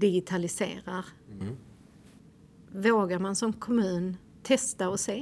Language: Swedish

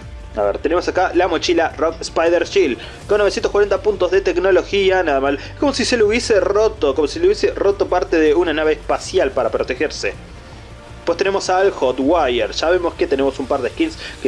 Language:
Spanish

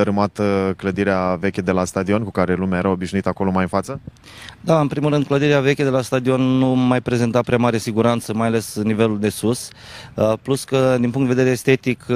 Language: Romanian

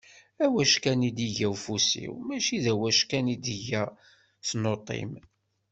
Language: Kabyle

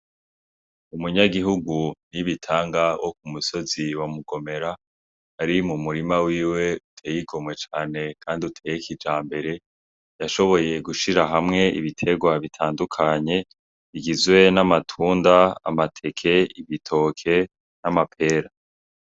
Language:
Rundi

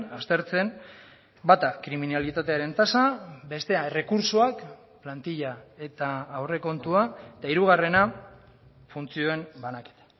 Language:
Basque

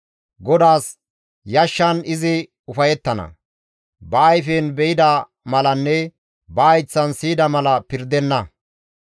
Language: Gamo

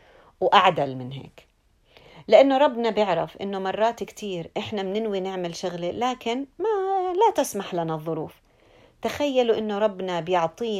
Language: Arabic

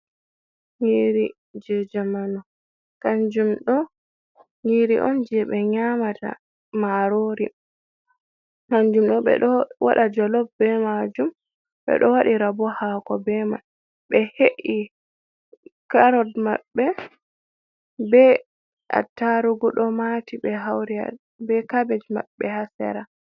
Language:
Fula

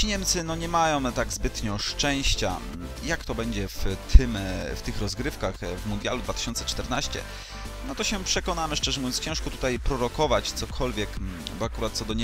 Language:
Polish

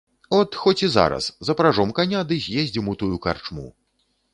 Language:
Belarusian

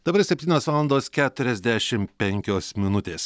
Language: Lithuanian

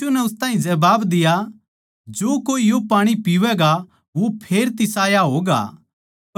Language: Haryanvi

